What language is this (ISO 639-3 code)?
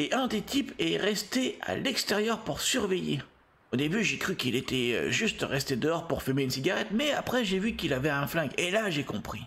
fra